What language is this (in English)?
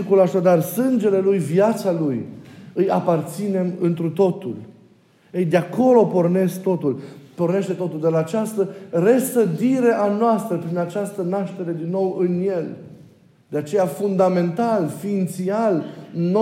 Romanian